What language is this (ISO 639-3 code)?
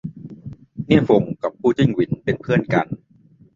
tha